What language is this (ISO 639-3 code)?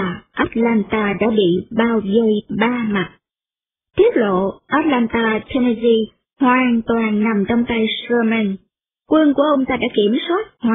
vie